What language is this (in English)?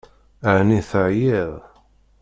Kabyle